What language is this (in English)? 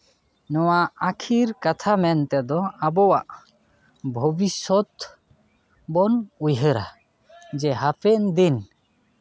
Santali